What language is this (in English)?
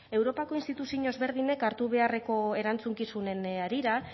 Basque